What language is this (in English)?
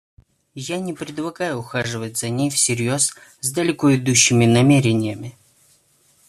Russian